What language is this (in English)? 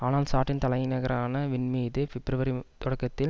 Tamil